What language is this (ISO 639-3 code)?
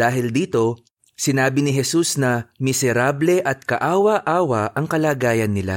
fil